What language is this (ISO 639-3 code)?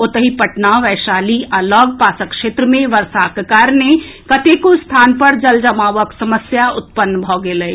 mai